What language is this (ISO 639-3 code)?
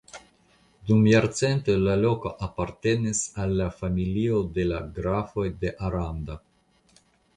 epo